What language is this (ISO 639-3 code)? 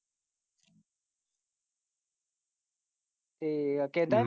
pan